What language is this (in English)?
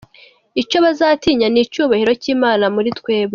Kinyarwanda